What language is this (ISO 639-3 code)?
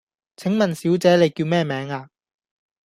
yue